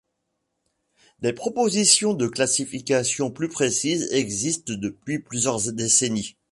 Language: French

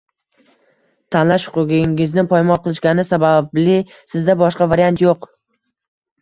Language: Uzbek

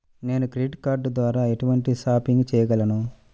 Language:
Telugu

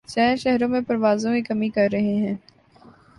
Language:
Urdu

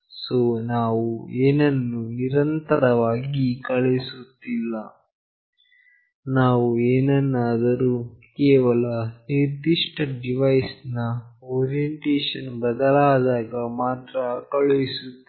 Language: Kannada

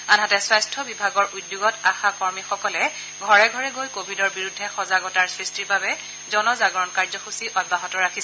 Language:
Assamese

